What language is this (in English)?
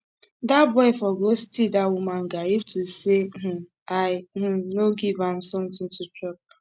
Nigerian Pidgin